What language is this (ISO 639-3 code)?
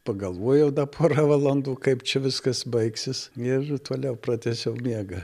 lit